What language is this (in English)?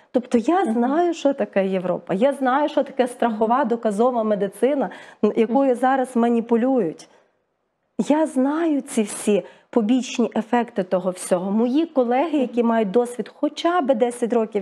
Ukrainian